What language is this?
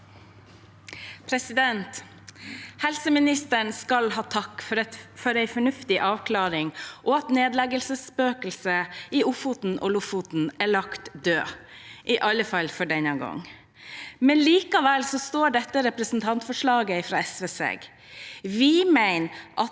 Norwegian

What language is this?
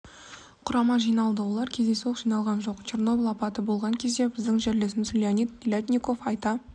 Kazakh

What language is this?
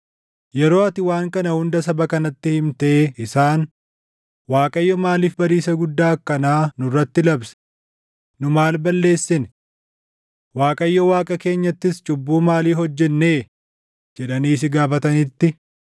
Oromo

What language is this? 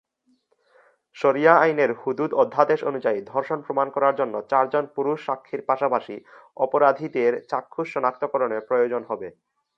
Bangla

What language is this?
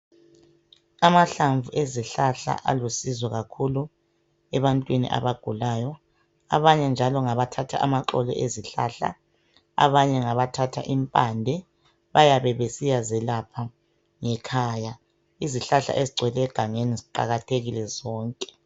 North Ndebele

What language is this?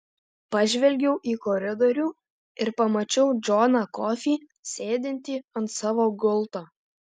Lithuanian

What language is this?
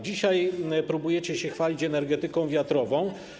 Polish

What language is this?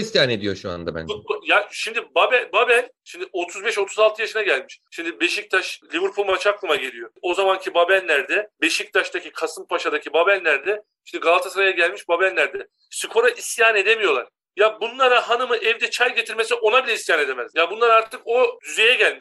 Turkish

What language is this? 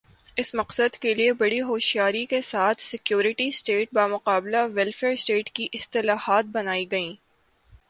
Urdu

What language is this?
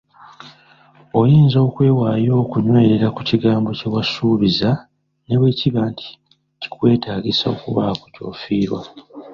Ganda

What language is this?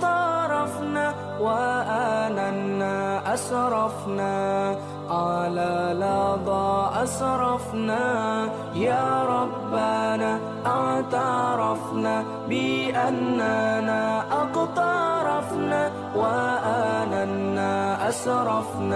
Malay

